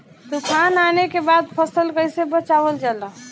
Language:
Bhojpuri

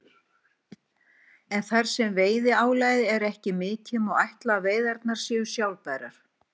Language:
Icelandic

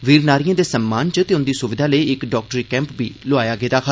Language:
Dogri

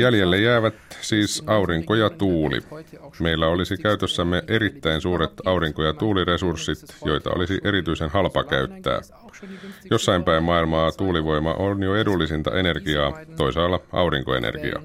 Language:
Finnish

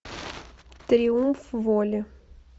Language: Russian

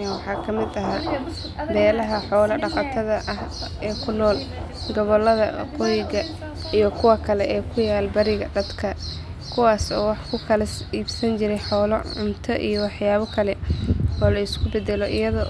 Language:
Somali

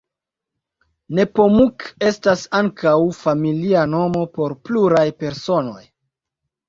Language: Esperanto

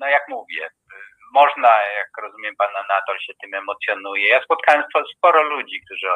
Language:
Polish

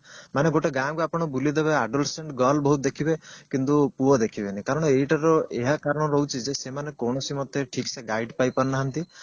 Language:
Odia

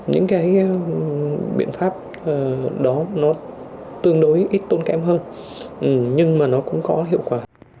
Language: Vietnamese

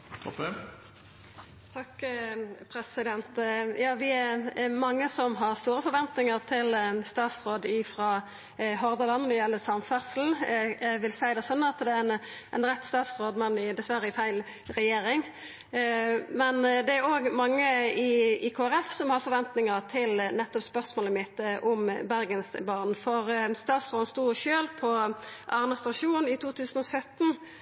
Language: Norwegian Nynorsk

